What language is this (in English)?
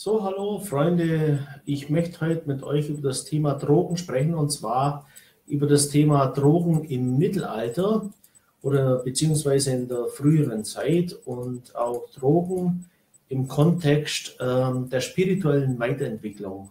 German